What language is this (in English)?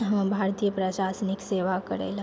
Maithili